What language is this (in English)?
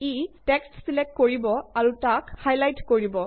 Assamese